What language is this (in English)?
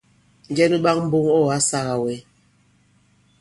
Bankon